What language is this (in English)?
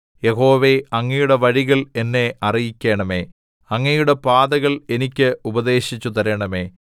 Malayalam